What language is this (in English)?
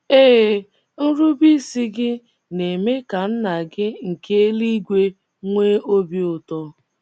Igbo